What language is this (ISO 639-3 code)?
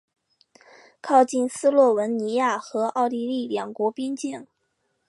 zho